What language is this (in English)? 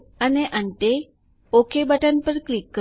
Gujarati